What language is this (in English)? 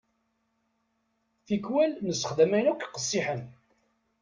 Kabyle